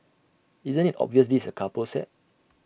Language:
English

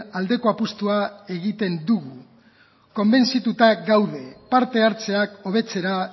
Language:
Basque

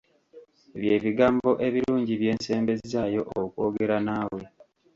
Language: Ganda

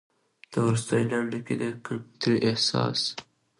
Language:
Pashto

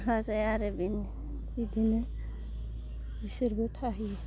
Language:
Bodo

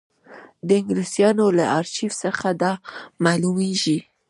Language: Pashto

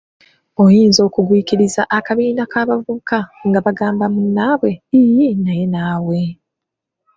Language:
Ganda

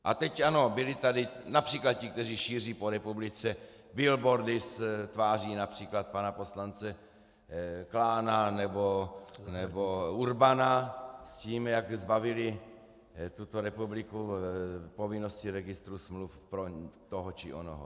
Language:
Czech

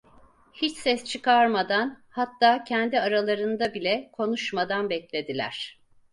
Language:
Turkish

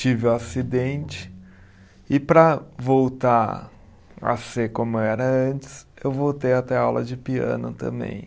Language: Portuguese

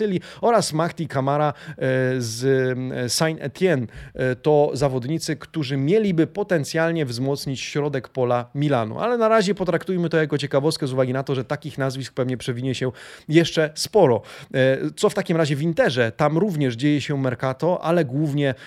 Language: Polish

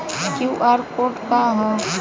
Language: Bhojpuri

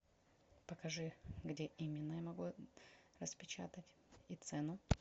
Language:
Russian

